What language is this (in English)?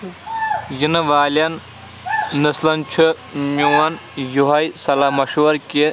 Kashmiri